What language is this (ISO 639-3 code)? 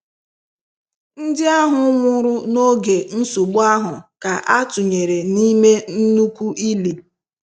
ibo